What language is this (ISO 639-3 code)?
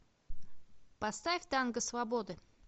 rus